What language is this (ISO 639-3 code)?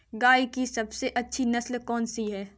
hin